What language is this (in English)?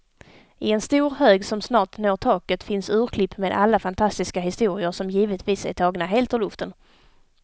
Swedish